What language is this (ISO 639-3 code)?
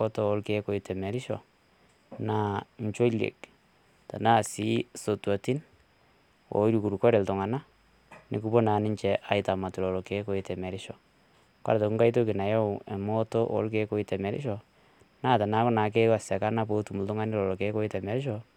mas